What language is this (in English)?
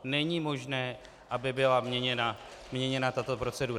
Czech